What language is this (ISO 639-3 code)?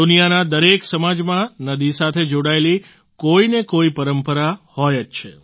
guj